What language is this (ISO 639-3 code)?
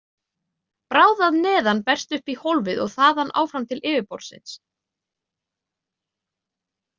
isl